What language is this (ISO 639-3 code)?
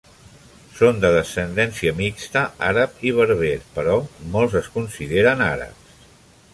cat